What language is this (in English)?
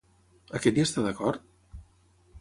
Catalan